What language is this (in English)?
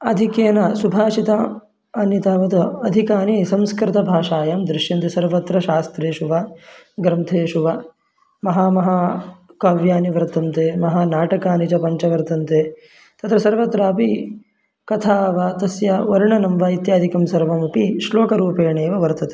Sanskrit